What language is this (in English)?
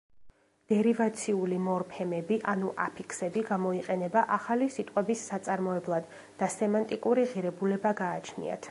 Georgian